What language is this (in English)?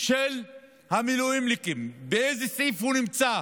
Hebrew